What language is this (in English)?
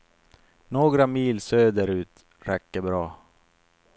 Swedish